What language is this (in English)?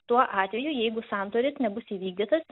Lithuanian